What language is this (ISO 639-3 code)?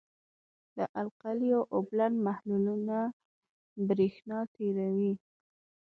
pus